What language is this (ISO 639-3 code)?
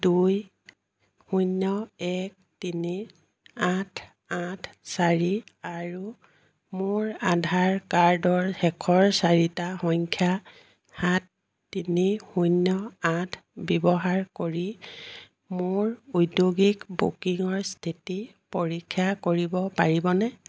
asm